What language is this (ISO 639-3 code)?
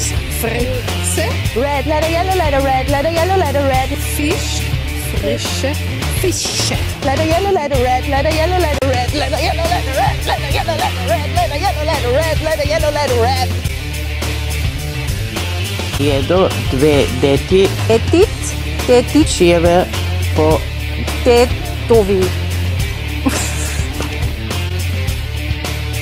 ces